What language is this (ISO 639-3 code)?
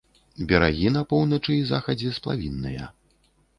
bel